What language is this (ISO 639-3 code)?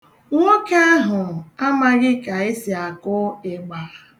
ibo